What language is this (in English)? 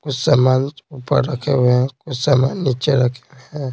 Hindi